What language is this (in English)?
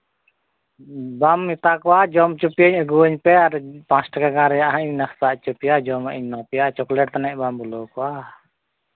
Santali